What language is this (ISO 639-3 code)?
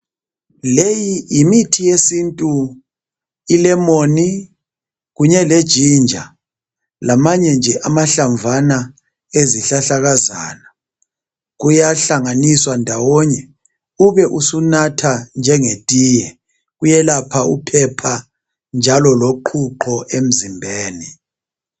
nde